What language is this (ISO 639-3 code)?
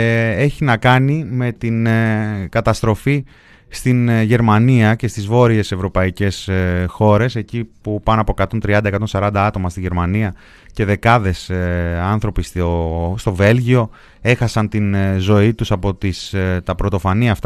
ell